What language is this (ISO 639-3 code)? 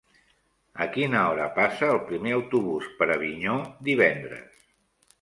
cat